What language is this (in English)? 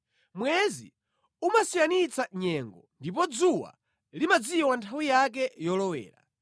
Nyanja